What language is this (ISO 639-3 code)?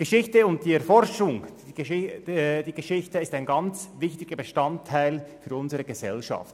gsw